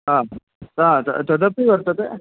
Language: Sanskrit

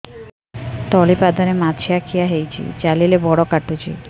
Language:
Odia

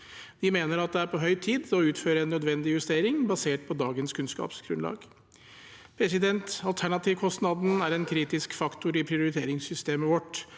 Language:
Norwegian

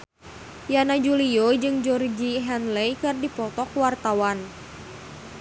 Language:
Sundanese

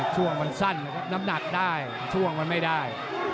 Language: Thai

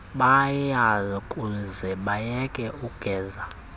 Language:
Xhosa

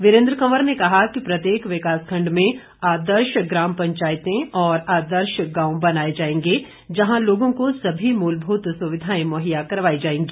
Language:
Hindi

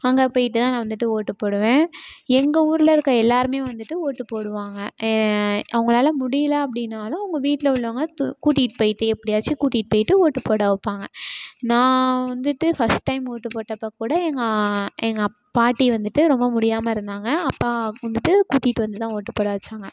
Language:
Tamil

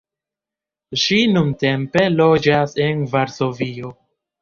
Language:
Esperanto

